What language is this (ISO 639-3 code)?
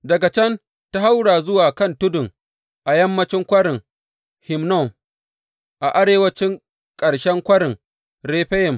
hau